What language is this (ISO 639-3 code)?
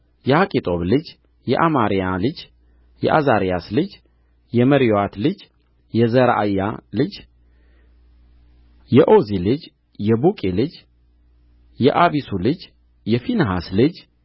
amh